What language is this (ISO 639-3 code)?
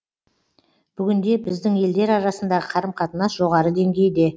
kaz